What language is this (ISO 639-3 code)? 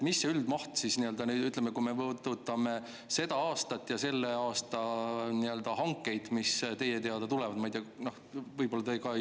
est